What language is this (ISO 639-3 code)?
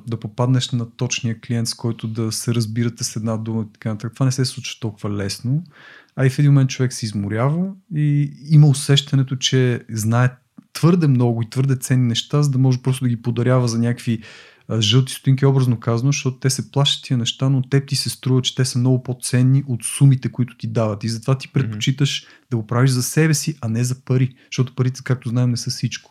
bul